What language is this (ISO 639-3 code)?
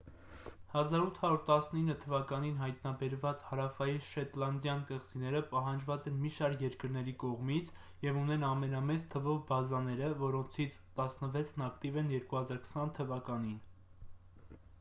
hye